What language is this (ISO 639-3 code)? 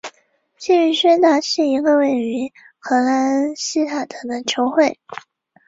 zho